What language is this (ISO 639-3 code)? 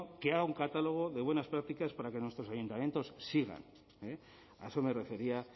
spa